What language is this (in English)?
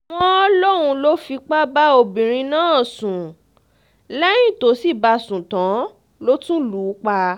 Yoruba